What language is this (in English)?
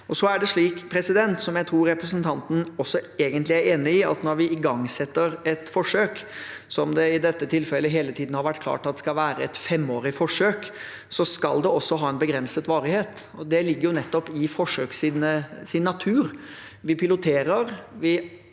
Norwegian